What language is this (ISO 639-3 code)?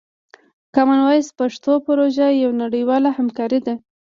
pus